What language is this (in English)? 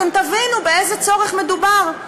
Hebrew